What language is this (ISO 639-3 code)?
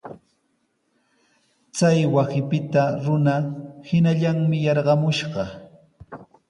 qws